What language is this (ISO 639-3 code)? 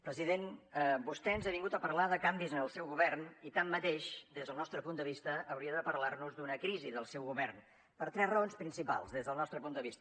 cat